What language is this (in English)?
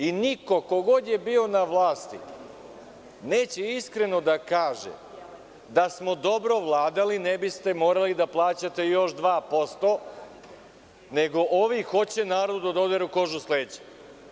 Serbian